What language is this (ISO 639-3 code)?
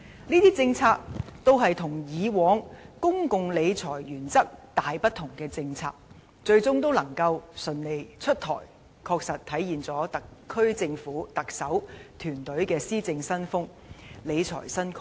yue